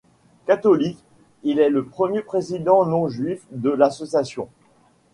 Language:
French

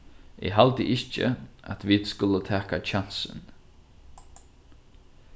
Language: Faroese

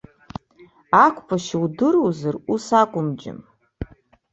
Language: Abkhazian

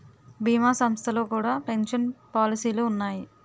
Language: Telugu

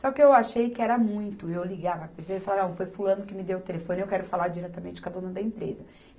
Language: Portuguese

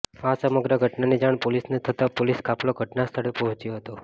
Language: Gujarati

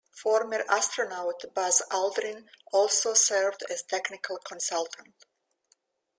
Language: English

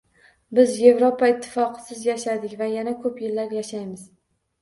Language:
Uzbek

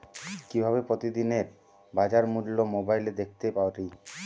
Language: Bangla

